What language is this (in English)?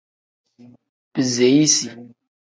Tem